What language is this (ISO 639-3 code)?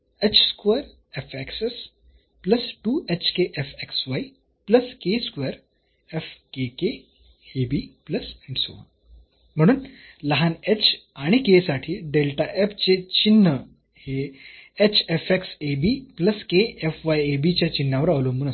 mar